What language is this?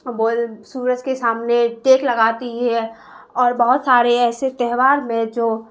Urdu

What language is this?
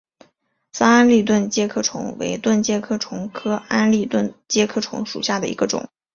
Chinese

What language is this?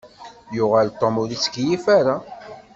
Kabyle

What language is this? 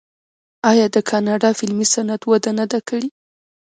Pashto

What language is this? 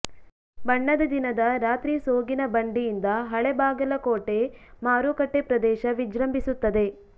Kannada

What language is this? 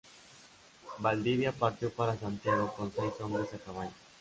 Spanish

